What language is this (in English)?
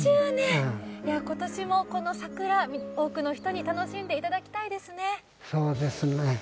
Japanese